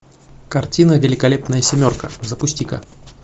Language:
Russian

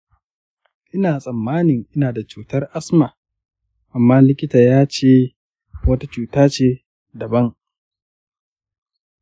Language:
Hausa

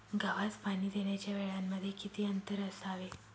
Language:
Marathi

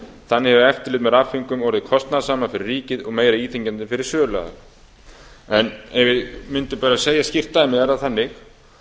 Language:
Icelandic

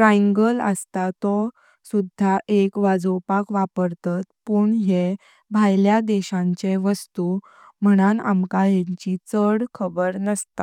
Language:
Konkani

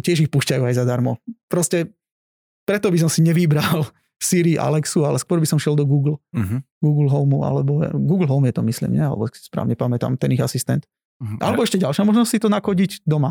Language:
Slovak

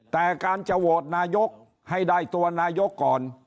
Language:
Thai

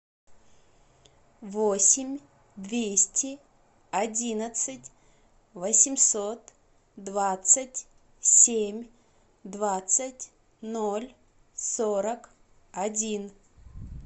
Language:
Russian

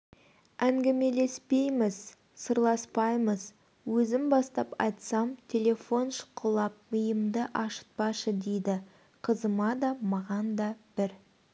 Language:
Kazakh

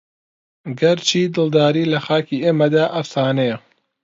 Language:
Central Kurdish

